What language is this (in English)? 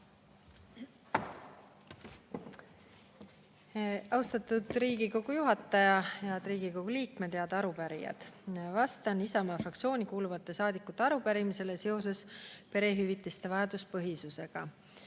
Estonian